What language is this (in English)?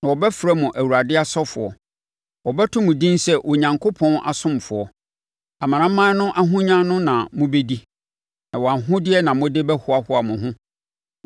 Akan